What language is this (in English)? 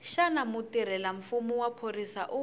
Tsonga